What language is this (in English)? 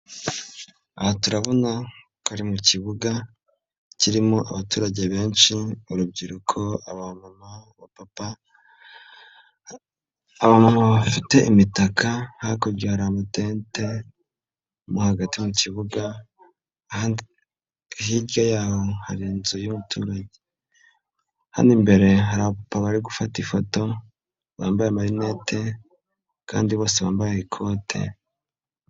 Kinyarwanda